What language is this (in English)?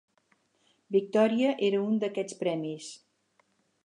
Catalan